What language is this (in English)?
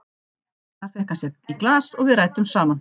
Icelandic